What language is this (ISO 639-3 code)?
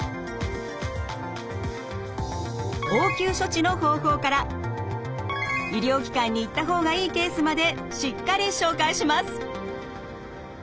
jpn